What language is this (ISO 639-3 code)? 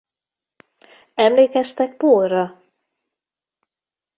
hun